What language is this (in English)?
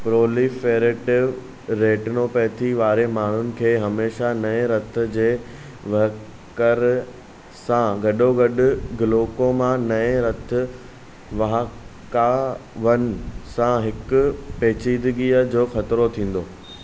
Sindhi